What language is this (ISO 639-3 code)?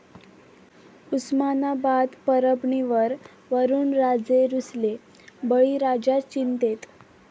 mar